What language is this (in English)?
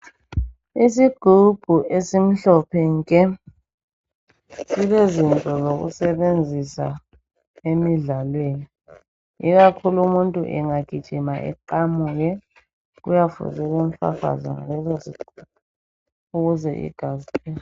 North Ndebele